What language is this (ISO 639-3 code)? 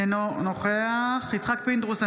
heb